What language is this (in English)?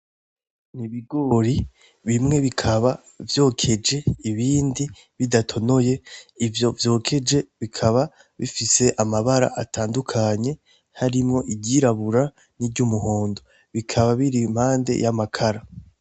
Rundi